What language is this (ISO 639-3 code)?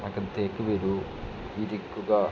mal